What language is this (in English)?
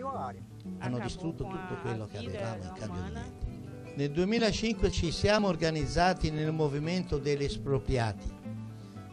Italian